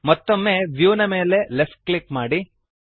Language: Kannada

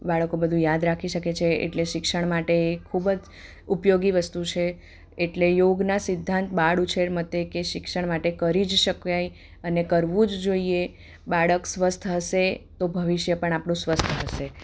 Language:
Gujarati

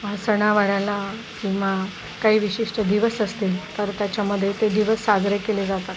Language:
Marathi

